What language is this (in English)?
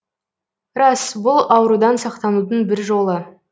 Kazakh